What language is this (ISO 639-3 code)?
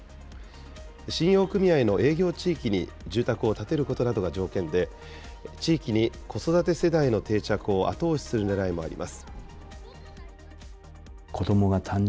jpn